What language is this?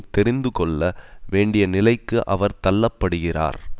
Tamil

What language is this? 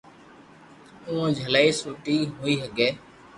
Loarki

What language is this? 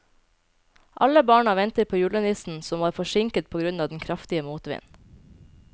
Norwegian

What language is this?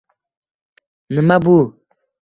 Uzbek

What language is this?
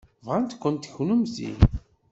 Kabyle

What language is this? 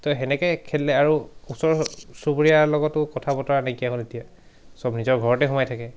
Assamese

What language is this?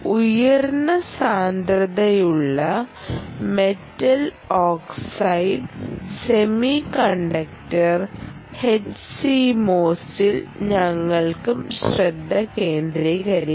Malayalam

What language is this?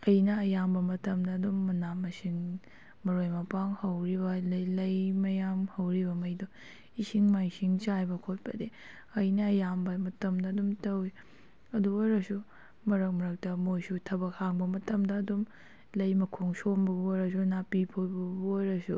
Manipuri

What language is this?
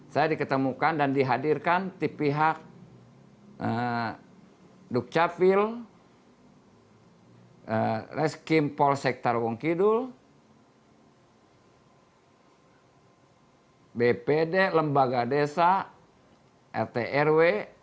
Indonesian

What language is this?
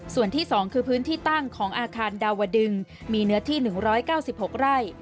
Thai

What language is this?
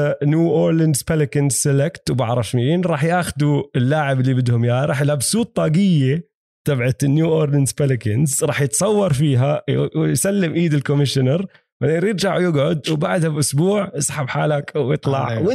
Arabic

